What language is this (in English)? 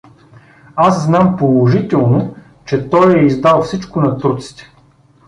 Bulgarian